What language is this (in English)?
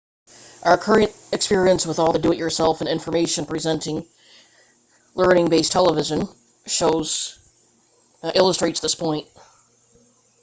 English